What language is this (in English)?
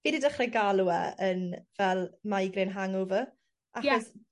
Welsh